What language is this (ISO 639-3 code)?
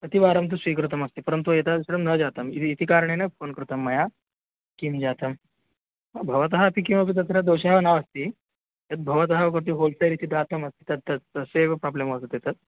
san